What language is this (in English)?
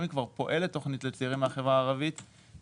Hebrew